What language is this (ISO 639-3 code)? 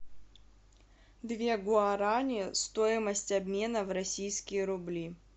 rus